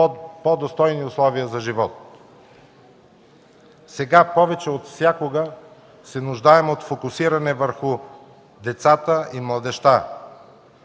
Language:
Bulgarian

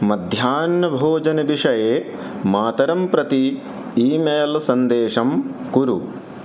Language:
Sanskrit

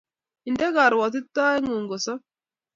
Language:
Kalenjin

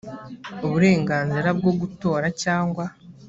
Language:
Kinyarwanda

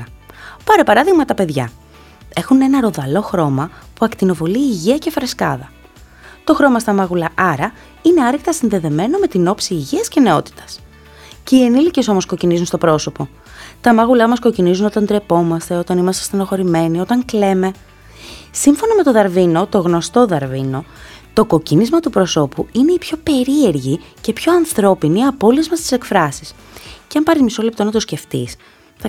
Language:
Greek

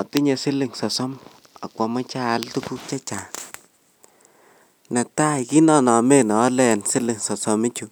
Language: Kalenjin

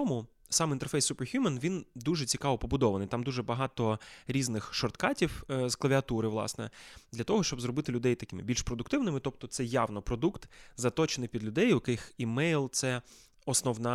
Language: Ukrainian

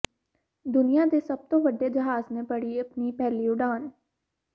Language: Punjabi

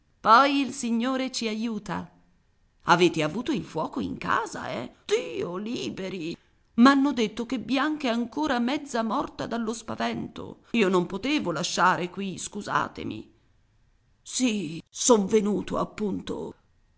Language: Italian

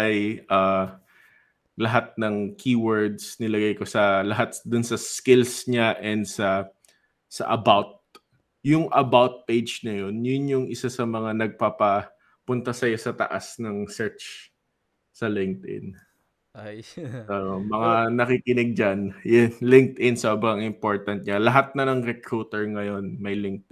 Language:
Filipino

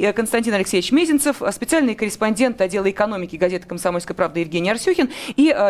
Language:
Russian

